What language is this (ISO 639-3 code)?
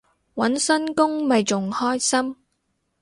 yue